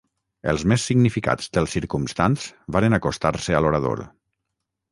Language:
Catalan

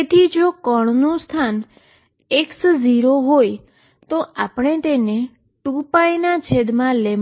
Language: Gujarati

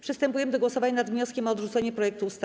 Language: Polish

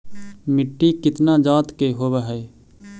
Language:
Magahi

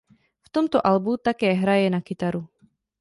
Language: Czech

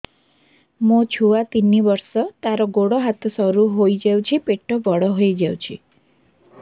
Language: Odia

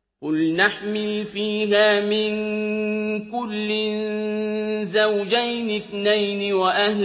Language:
Arabic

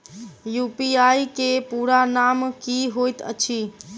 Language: Maithili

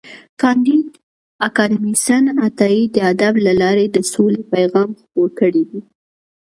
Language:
Pashto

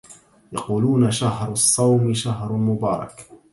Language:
Arabic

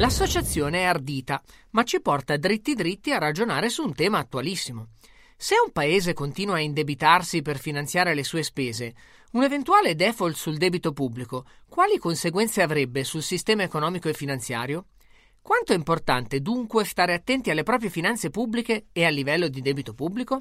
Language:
Italian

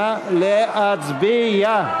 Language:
Hebrew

